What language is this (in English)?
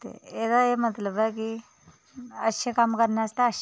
Dogri